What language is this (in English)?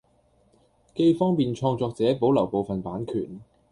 Cantonese